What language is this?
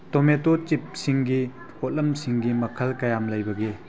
Manipuri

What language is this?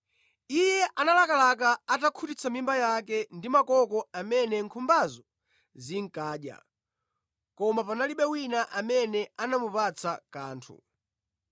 Nyanja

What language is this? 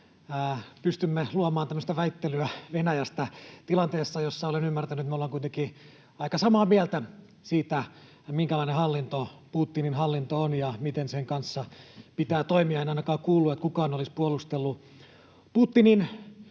Finnish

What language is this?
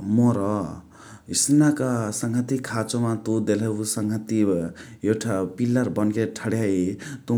Chitwania Tharu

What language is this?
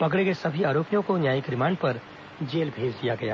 Hindi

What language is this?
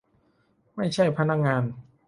Thai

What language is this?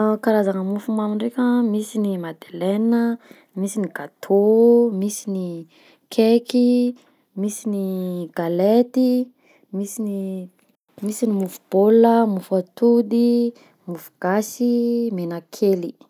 Southern Betsimisaraka Malagasy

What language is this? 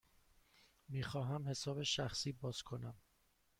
Persian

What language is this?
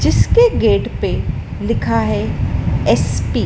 Hindi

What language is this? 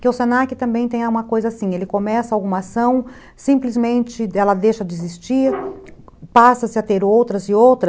Portuguese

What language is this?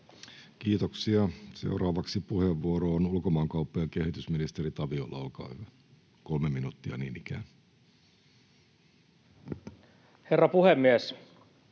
Finnish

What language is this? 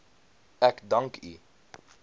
Afrikaans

